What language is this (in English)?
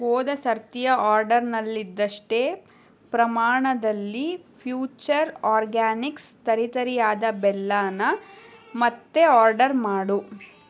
Kannada